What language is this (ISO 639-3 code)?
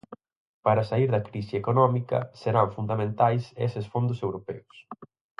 glg